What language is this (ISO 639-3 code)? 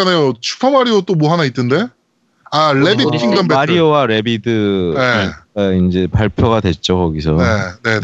kor